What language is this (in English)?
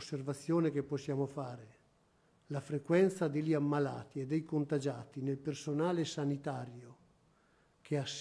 Italian